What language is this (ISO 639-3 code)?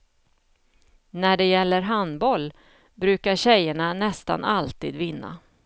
swe